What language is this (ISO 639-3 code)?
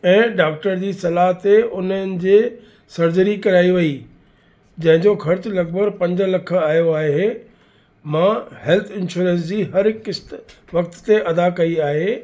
snd